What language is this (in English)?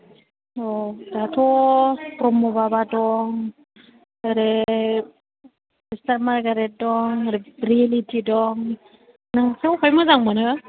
Bodo